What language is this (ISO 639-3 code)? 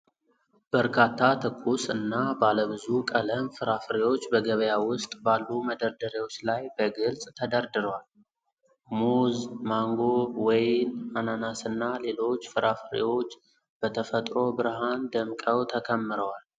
amh